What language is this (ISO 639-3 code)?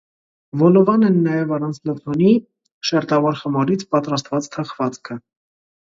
hye